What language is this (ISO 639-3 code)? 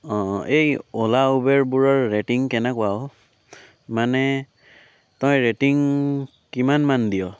asm